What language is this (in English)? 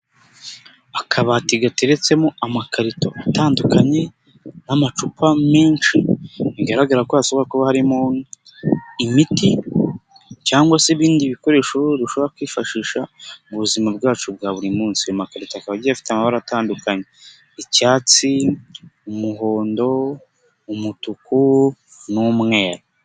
Kinyarwanda